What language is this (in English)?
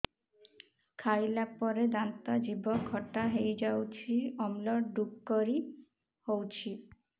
Odia